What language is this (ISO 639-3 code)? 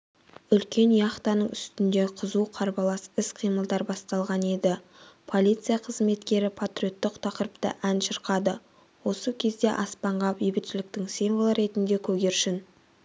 kaz